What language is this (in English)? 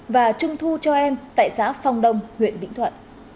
Vietnamese